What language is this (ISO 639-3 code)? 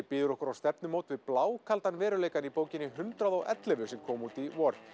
isl